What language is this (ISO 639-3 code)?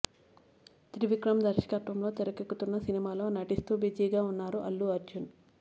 tel